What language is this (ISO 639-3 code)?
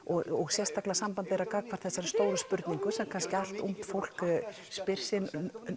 isl